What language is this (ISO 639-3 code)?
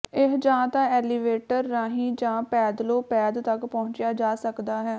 pan